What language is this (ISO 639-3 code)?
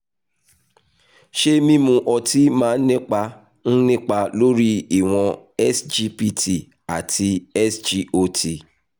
yor